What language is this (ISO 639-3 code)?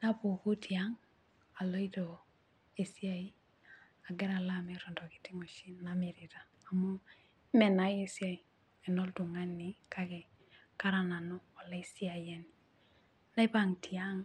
mas